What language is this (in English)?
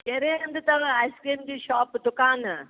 Sindhi